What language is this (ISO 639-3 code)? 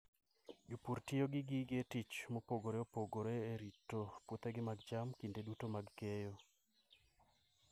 luo